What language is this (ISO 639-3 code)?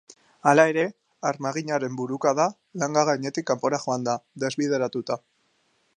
eus